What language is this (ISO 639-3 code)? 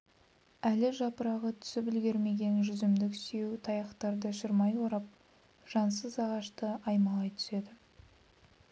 kaz